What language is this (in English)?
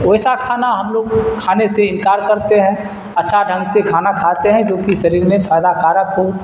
Urdu